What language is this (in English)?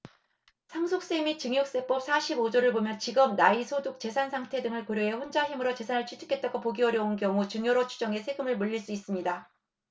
Korean